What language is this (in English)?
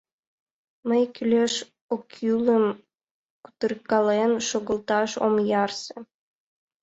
Mari